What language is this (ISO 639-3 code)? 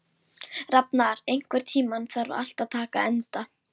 isl